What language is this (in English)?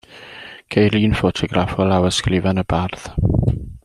Welsh